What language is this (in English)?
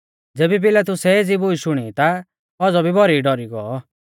Mahasu Pahari